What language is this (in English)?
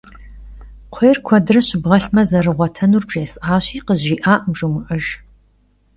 Kabardian